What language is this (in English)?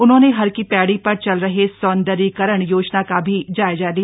Hindi